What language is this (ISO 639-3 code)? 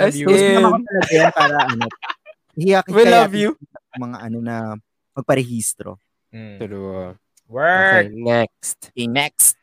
fil